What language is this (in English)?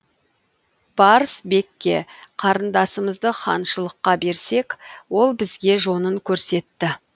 Kazakh